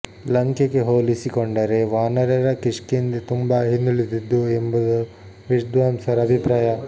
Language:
Kannada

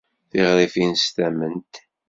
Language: Kabyle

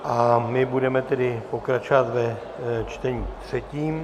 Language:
Czech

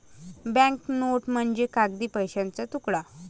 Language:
Marathi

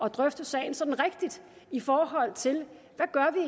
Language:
Danish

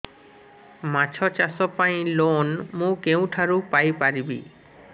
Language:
Odia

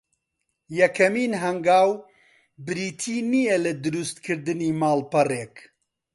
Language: Central Kurdish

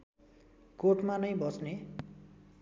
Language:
Nepali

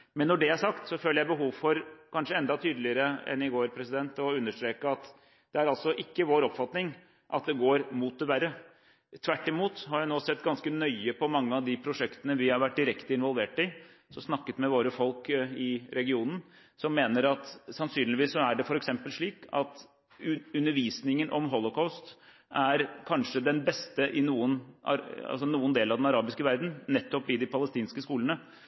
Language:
Norwegian Bokmål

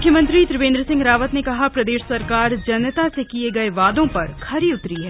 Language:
Hindi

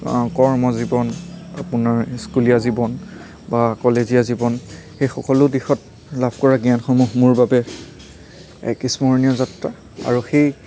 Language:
Assamese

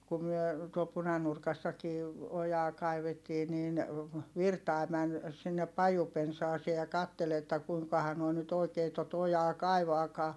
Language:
Finnish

